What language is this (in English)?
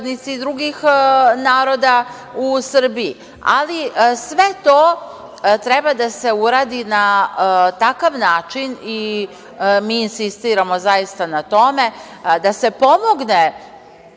Serbian